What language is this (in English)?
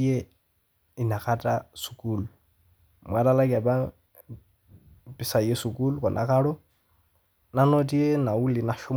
Masai